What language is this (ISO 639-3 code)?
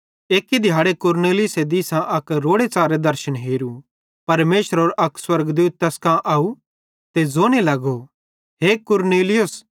bhd